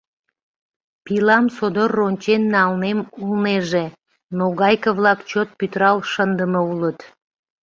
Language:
Mari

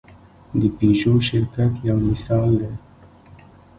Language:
Pashto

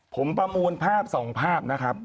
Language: Thai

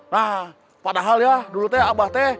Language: Indonesian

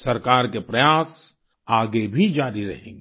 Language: Hindi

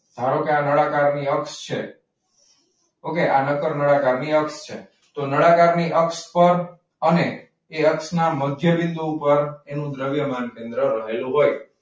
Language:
Gujarati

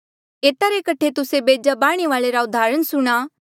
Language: Mandeali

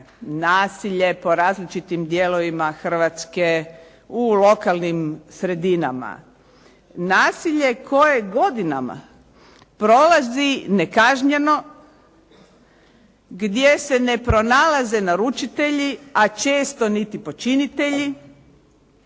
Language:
Croatian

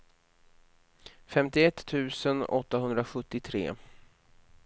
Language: Swedish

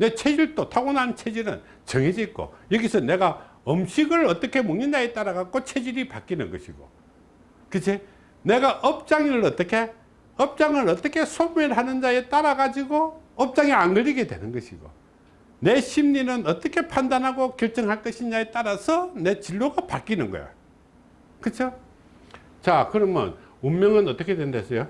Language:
Korean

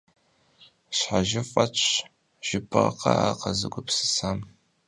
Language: Kabardian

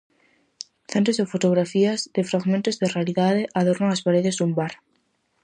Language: Galician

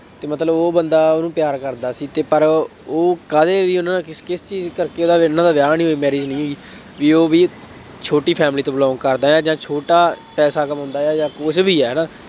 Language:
Punjabi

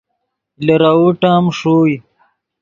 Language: Yidgha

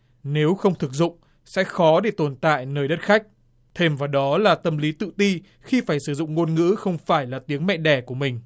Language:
Vietnamese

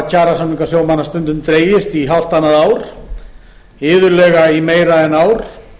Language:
Icelandic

